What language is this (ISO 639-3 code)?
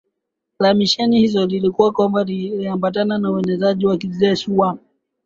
swa